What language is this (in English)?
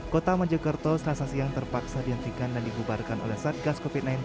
Indonesian